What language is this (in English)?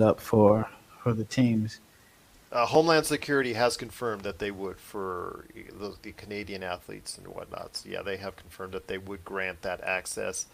English